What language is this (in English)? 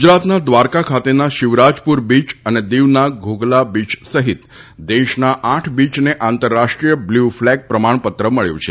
Gujarati